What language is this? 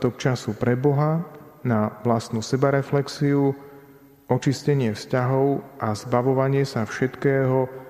Slovak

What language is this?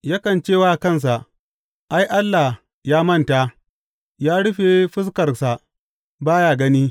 Hausa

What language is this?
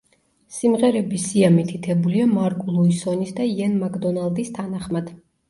Georgian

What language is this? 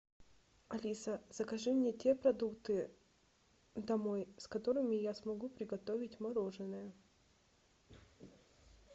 Russian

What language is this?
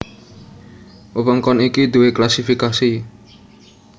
Javanese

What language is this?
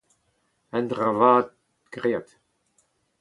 Breton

